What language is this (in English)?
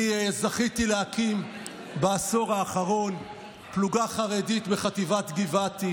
Hebrew